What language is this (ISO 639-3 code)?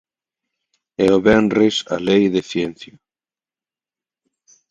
glg